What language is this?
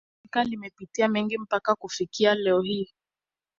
Swahili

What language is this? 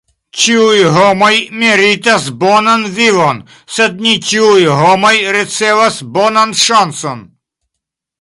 Esperanto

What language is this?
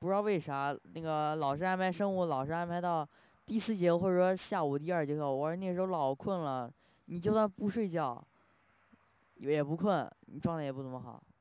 Chinese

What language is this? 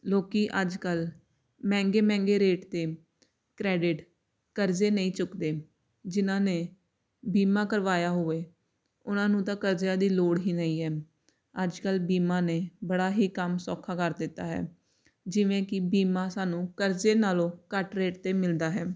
Punjabi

